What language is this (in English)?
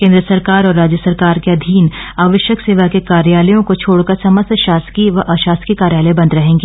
Hindi